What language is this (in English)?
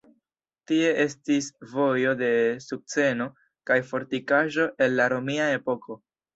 Esperanto